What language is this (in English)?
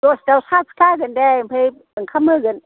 Bodo